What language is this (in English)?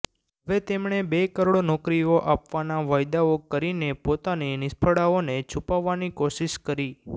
Gujarati